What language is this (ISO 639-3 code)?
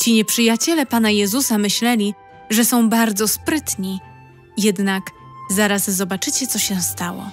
pol